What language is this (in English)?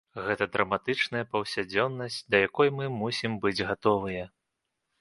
Belarusian